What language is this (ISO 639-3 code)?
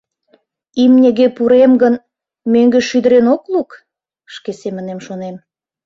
chm